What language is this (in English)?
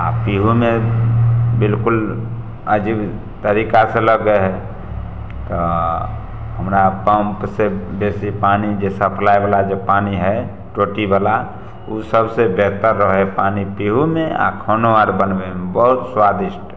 Maithili